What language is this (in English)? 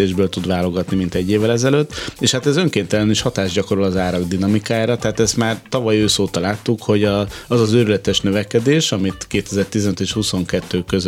Hungarian